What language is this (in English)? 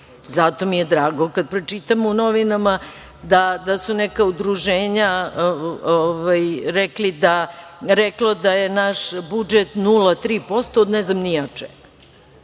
Serbian